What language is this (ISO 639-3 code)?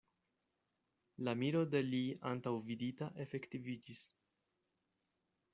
epo